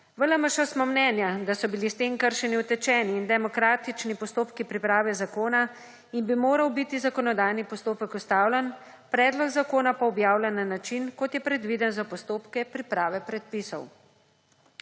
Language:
Slovenian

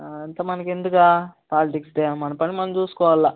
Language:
Telugu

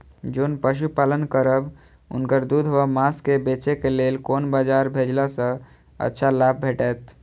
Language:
Maithili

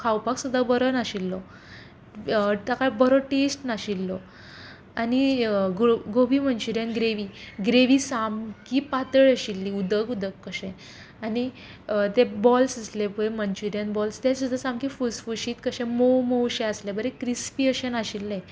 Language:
Konkani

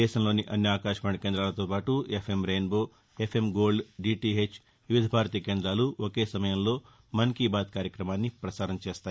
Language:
Telugu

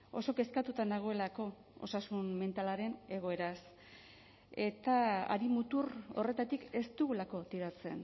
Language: Basque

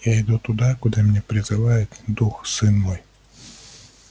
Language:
Russian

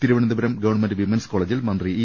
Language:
Malayalam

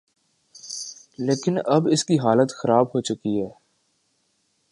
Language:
Urdu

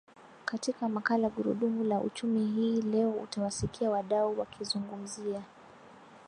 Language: Swahili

